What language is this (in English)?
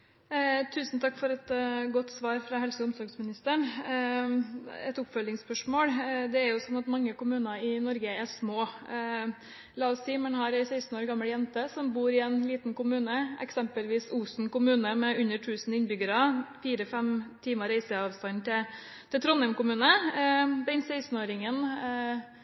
Norwegian Bokmål